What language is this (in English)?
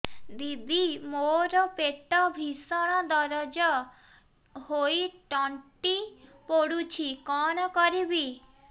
Odia